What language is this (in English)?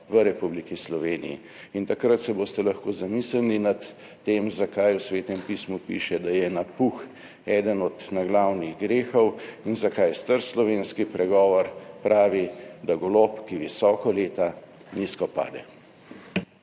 Slovenian